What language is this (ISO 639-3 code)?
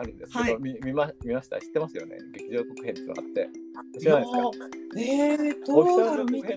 jpn